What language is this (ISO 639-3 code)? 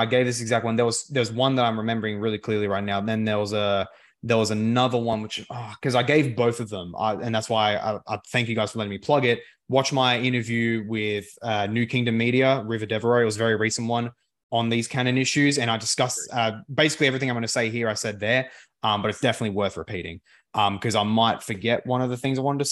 eng